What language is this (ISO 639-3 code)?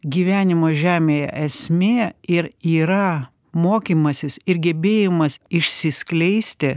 lit